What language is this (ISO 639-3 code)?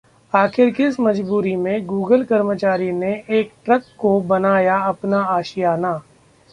hin